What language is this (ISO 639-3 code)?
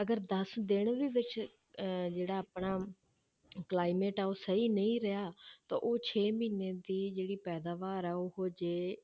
pan